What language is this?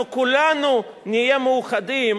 Hebrew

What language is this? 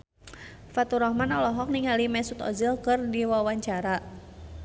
Sundanese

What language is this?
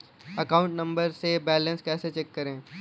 Hindi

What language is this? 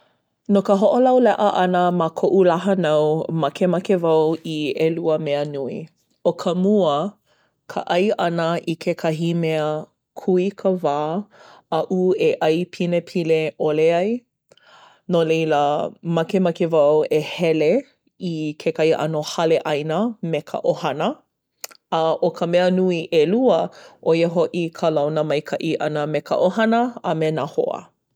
Hawaiian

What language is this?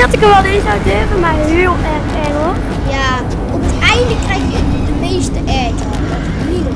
Dutch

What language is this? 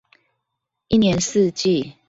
Chinese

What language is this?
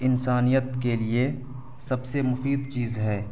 Urdu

